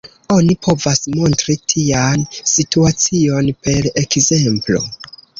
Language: Esperanto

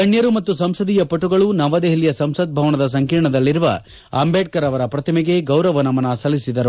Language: Kannada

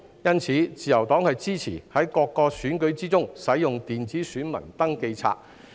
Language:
Cantonese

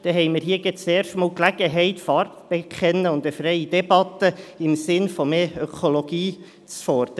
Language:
Swiss German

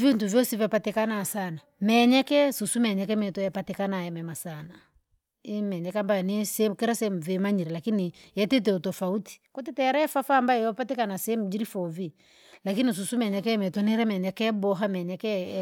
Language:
Langi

